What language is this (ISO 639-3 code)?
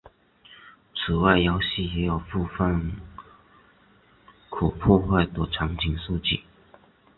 zho